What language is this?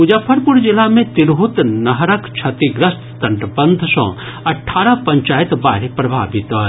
Maithili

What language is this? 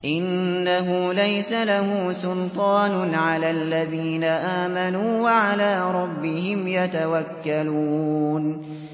Arabic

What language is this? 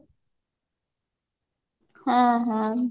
Odia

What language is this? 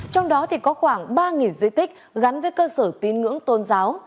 Vietnamese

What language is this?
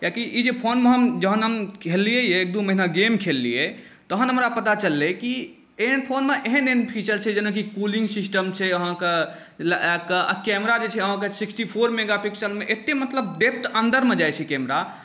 Maithili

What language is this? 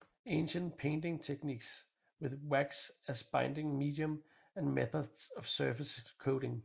Danish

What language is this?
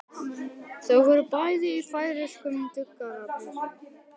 Icelandic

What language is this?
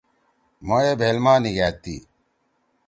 Torwali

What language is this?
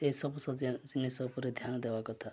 Odia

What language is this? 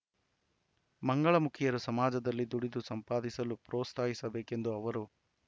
Kannada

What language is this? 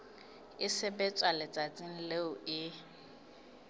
Southern Sotho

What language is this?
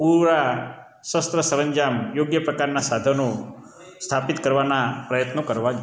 Gujarati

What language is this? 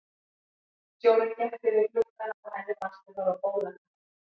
Icelandic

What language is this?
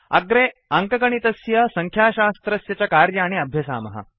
Sanskrit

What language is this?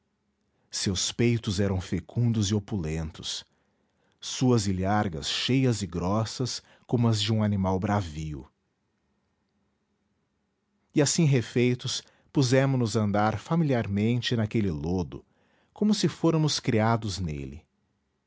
Portuguese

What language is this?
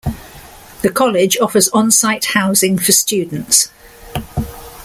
English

